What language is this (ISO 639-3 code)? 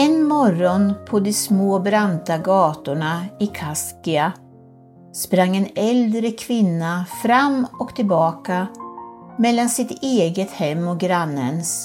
swe